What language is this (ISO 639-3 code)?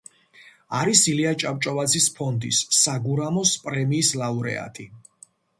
kat